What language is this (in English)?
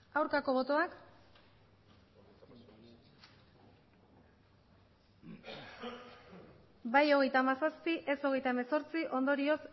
Basque